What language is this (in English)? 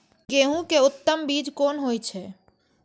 Maithili